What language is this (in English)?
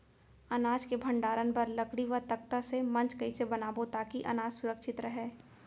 Chhattisgarhi